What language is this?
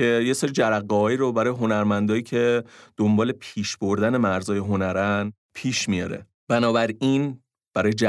Persian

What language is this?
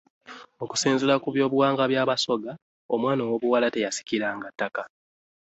Ganda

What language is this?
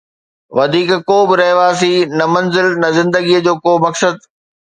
Sindhi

